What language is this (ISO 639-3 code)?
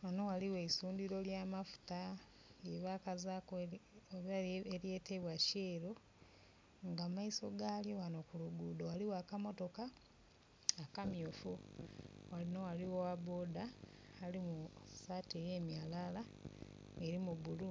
xog